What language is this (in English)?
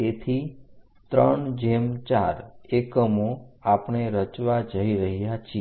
Gujarati